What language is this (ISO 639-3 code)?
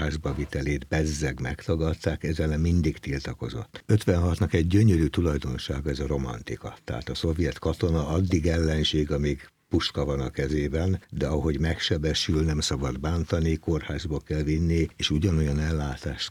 hun